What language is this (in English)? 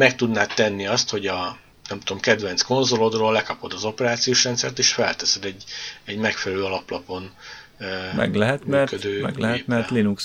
Hungarian